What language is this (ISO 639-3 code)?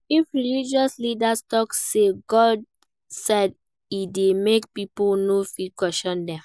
pcm